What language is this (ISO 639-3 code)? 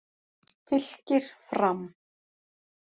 isl